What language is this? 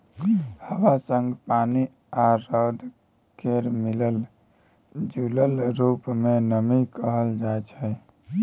Maithili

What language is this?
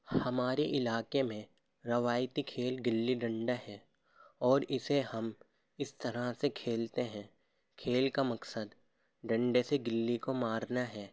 Urdu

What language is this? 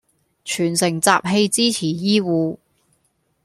Cantonese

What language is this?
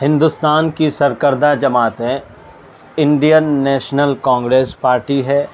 Urdu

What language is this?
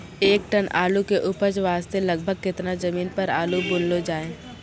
Maithili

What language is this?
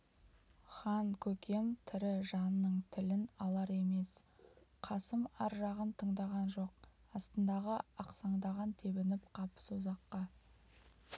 Kazakh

